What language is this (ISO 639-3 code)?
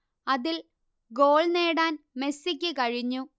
mal